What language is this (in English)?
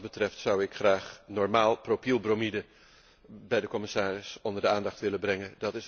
Dutch